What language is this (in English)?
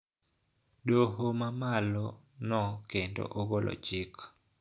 Luo (Kenya and Tanzania)